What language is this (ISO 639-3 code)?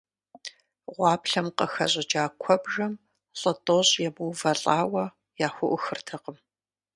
kbd